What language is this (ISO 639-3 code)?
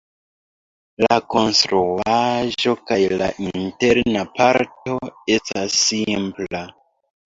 epo